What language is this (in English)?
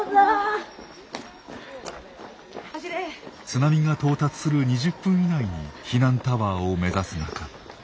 Japanese